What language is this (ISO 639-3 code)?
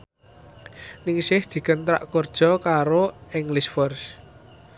jav